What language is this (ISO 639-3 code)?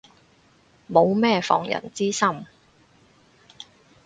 yue